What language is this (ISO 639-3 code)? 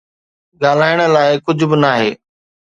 snd